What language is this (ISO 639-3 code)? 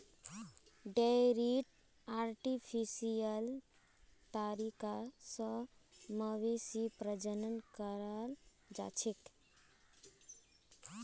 mag